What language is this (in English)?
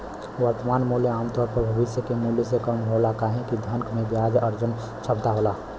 Bhojpuri